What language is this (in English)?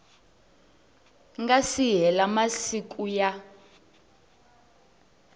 Tsonga